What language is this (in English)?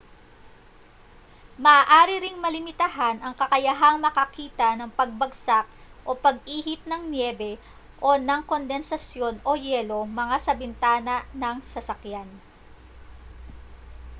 Filipino